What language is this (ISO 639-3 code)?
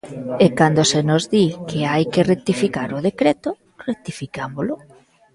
glg